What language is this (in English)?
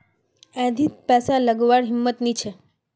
Magahi